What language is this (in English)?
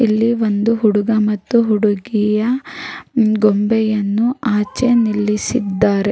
Kannada